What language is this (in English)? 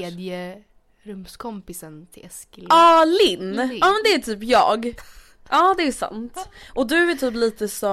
Swedish